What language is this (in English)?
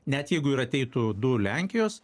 Lithuanian